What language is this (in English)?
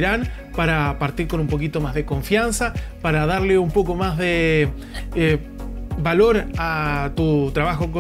Spanish